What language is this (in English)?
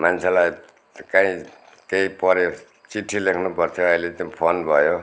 Nepali